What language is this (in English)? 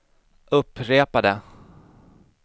Swedish